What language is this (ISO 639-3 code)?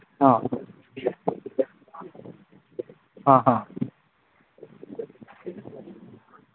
mni